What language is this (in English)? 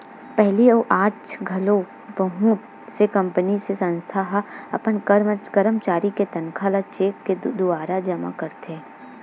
Chhattisgarhi